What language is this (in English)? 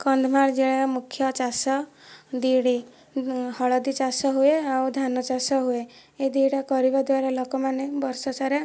Odia